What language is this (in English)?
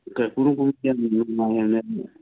Manipuri